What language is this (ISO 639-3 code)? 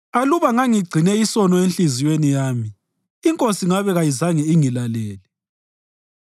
nde